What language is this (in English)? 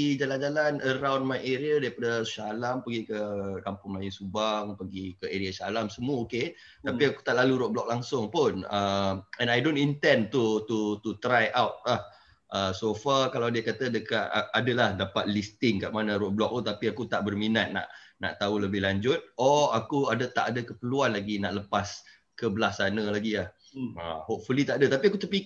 Malay